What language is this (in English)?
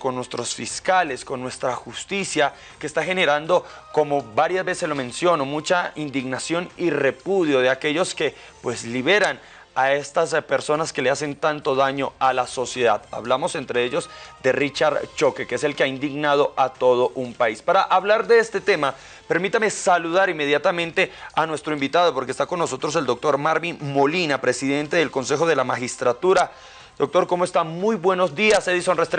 Spanish